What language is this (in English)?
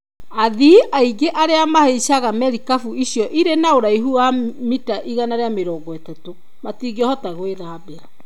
Kikuyu